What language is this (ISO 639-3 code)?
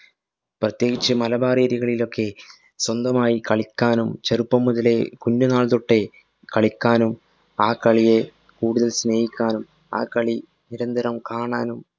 mal